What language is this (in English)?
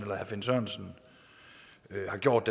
Danish